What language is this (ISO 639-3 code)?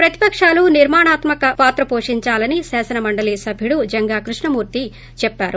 tel